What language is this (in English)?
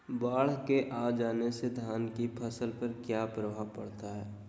Magahi